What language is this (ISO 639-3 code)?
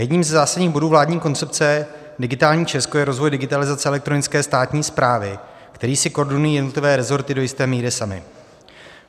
ces